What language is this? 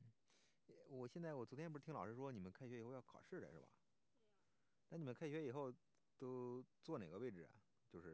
Chinese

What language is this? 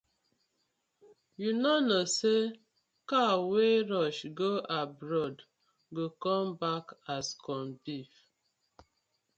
Nigerian Pidgin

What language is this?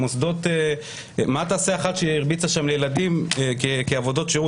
Hebrew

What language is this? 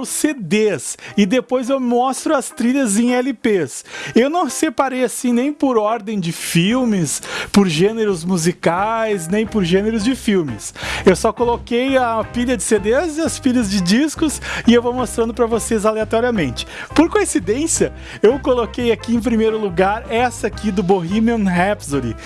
Portuguese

